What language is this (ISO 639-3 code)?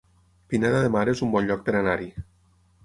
cat